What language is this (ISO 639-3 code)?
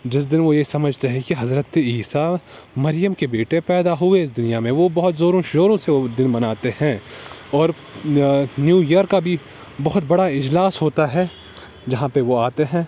urd